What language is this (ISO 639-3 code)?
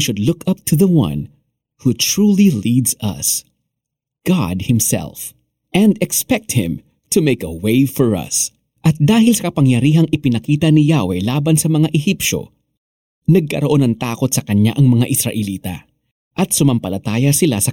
fil